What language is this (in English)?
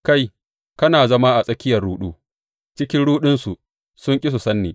Hausa